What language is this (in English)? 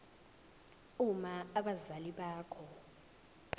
Zulu